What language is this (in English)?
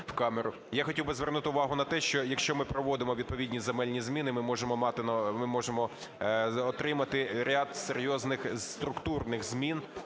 Ukrainian